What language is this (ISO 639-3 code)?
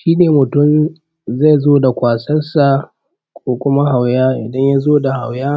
hau